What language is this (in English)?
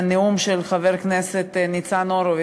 Hebrew